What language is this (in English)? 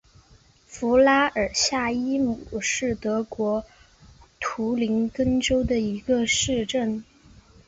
Chinese